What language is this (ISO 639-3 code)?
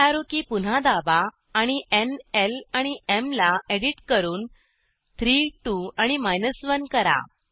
mar